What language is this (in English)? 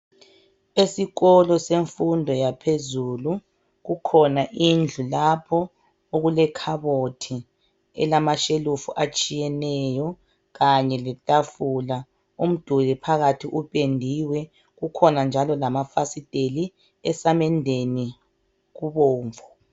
North Ndebele